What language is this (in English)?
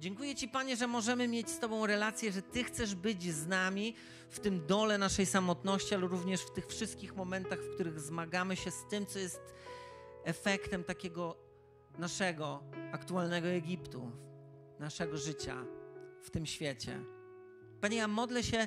Polish